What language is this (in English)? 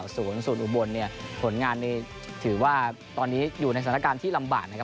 Thai